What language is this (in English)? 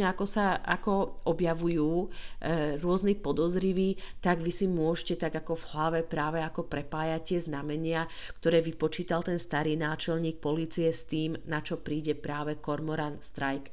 Slovak